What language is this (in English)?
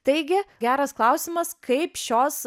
Lithuanian